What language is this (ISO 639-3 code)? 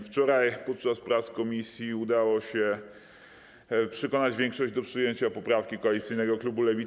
pol